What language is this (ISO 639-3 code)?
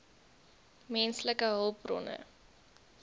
afr